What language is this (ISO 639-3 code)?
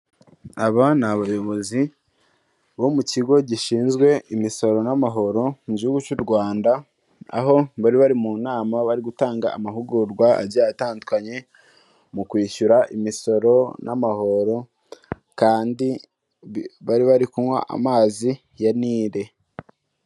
kin